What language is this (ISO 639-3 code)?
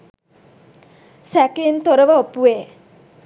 sin